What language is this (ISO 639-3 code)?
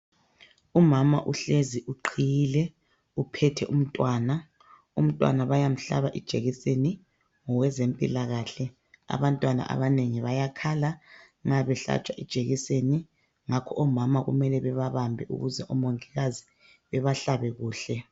nde